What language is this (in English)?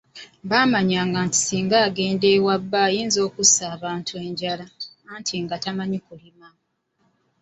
Ganda